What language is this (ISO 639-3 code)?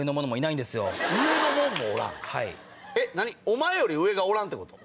jpn